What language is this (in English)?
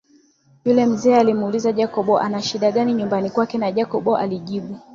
Swahili